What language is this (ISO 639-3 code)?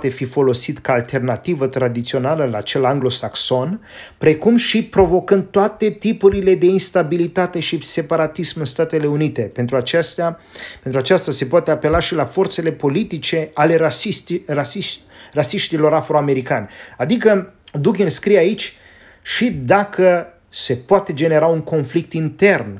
ron